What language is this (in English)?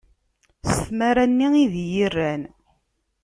Kabyle